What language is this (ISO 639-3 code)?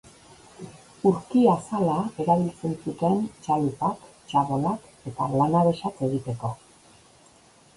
eus